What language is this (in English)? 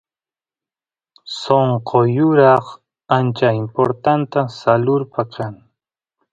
Santiago del Estero Quichua